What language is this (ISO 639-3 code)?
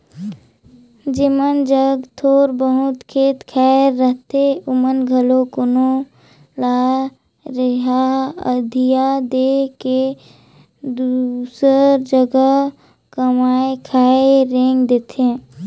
hne